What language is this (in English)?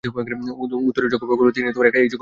Bangla